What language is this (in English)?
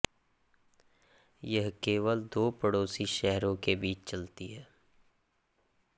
Hindi